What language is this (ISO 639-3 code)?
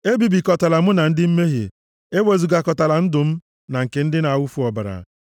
ibo